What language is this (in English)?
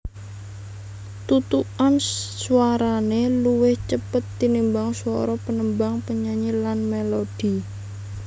Javanese